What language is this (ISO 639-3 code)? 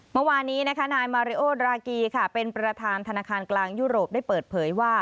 tha